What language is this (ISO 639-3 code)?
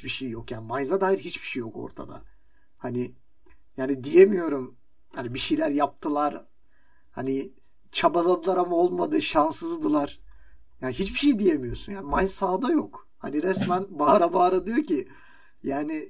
tur